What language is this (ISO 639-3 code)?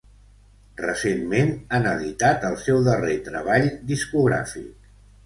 cat